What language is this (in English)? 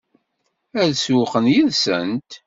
Kabyle